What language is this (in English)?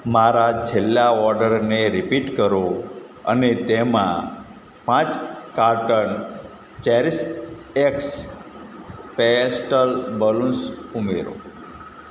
Gujarati